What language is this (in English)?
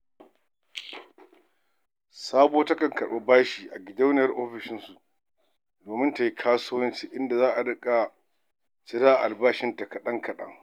Hausa